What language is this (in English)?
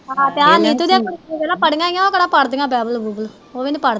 Punjabi